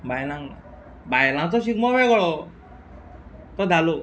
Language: Konkani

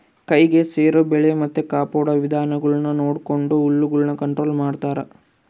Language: Kannada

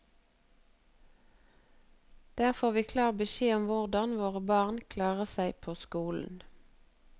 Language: Norwegian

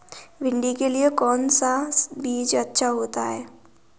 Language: Hindi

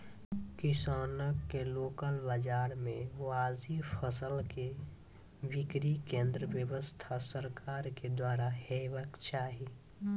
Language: Maithili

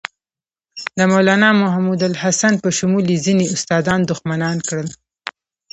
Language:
Pashto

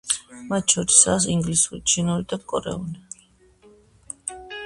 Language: Georgian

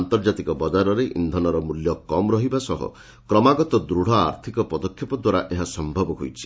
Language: Odia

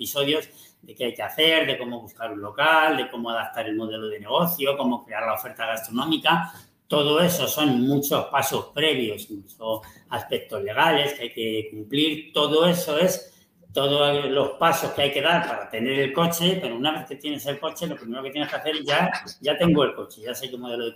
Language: Spanish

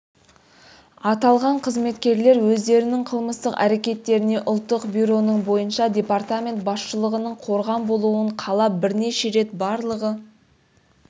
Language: Kazakh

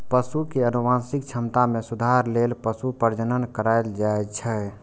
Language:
Maithili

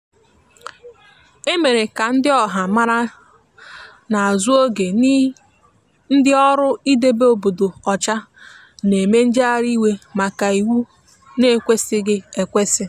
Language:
Igbo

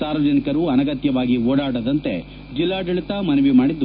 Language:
Kannada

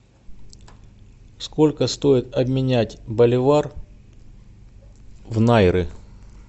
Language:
Russian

